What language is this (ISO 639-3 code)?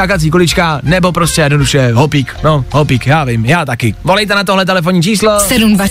ces